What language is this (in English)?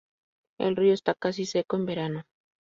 Spanish